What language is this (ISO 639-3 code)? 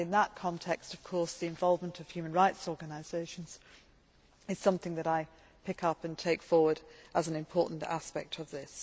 eng